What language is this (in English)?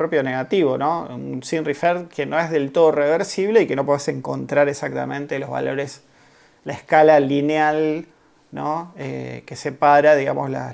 Spanish